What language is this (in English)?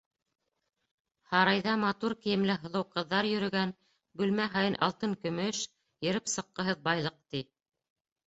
Bashkir